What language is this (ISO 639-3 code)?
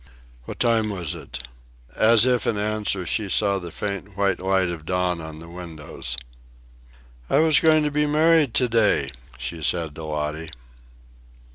eng